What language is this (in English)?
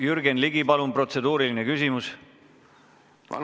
Estonian